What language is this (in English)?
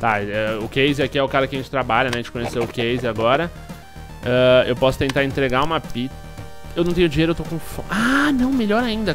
Portuguese